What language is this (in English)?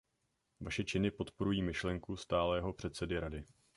Czech